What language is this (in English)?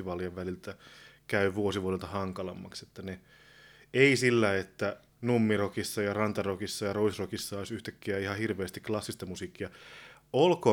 Finnish